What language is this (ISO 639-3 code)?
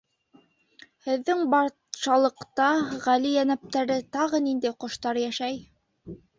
bak